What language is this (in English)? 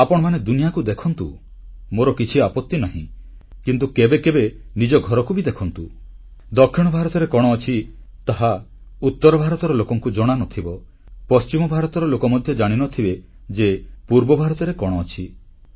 Odia